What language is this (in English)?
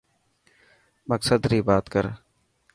Dhatki